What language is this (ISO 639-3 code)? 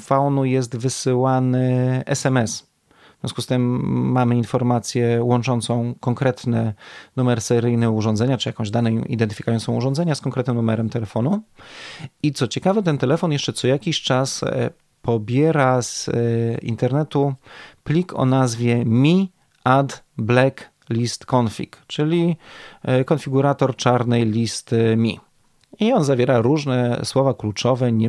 pol